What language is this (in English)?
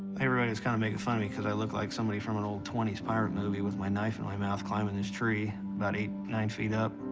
English